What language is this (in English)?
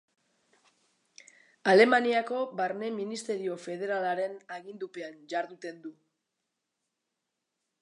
Basque